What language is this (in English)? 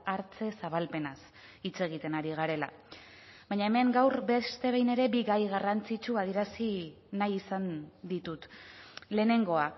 Basque